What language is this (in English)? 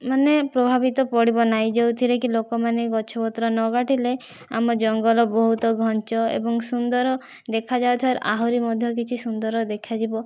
Odia